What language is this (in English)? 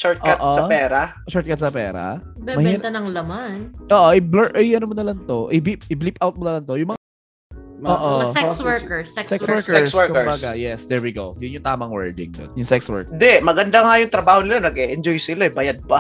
Filipino